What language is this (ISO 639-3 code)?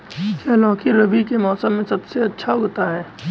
hin